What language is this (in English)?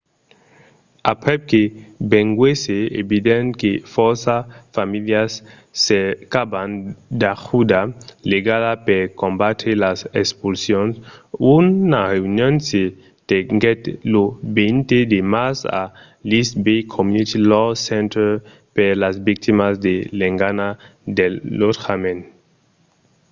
Occitan